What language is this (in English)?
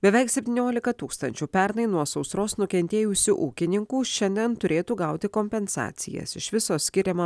Lithuanian